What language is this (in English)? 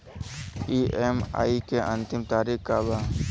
Bhojpuri